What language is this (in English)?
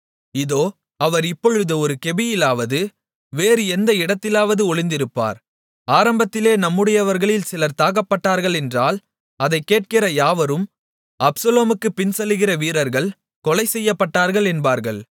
Tamil